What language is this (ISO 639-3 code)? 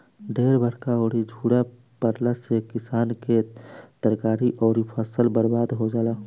bho